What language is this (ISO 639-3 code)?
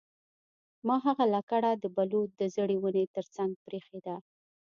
pus